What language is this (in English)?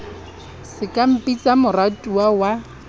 Southern Sotho